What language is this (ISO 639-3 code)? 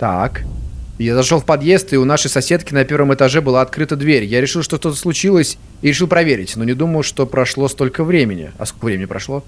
rus